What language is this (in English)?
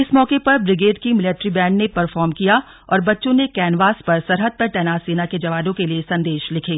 Hindi